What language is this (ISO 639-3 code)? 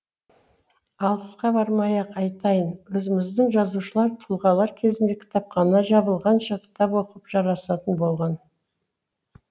kaz